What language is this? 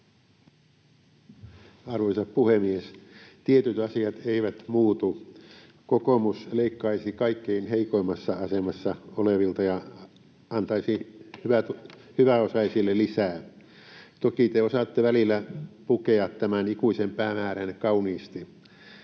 Finnish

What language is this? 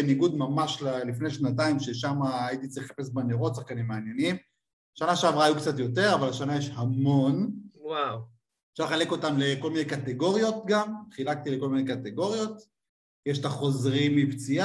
Hebrew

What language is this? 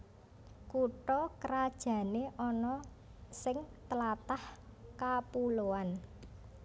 Javanese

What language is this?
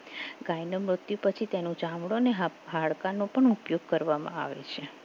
Gujarati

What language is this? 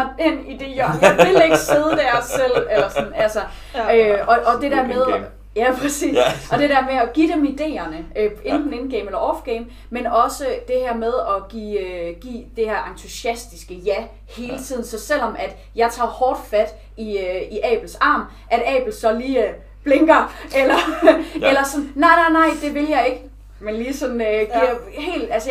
Danish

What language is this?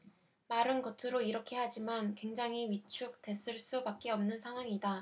Korean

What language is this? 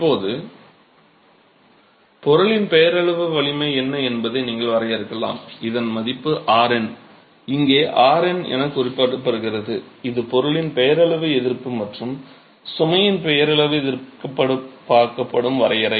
Tamil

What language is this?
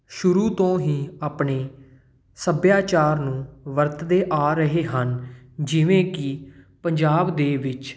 Punjabi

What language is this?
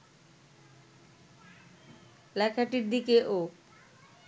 Bangla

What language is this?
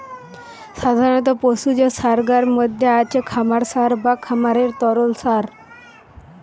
Bangla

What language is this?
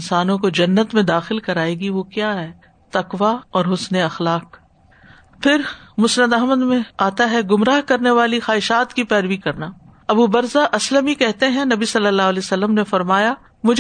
Urdu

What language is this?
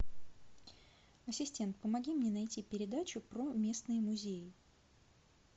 Russian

